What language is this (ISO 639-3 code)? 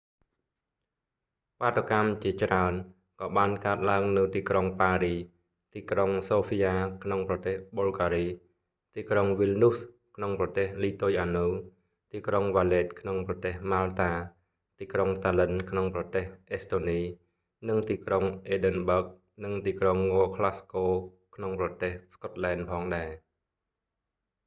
khm